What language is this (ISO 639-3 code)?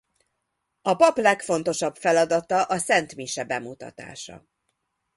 hun